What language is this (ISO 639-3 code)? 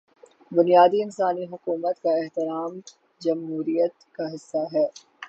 urd